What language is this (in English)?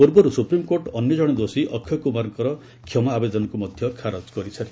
Odia